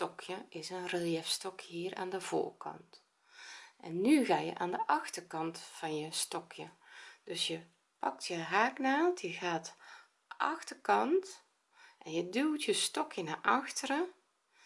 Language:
Dutch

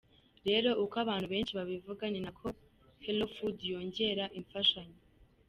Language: Kinyarwanda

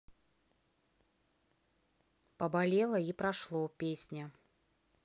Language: Russian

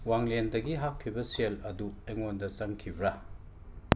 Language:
Manipuri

